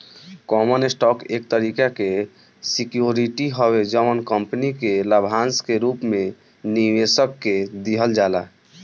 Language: Bhojpuri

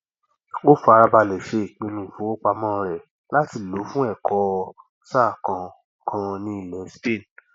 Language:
Yoruba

